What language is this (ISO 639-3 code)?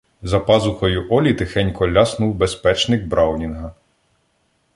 ukr